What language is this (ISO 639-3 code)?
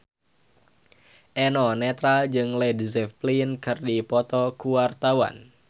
sun